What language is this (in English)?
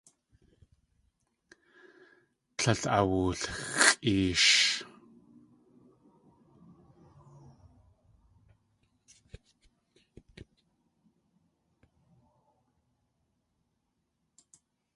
Tlingit